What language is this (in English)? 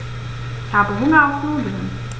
German